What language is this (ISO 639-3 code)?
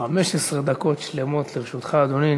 heb